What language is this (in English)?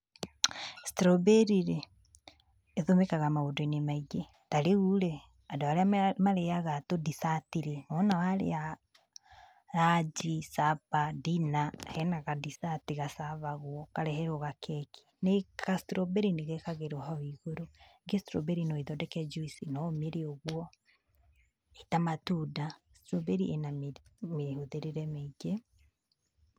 Kikuyu